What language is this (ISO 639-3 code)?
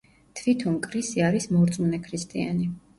kat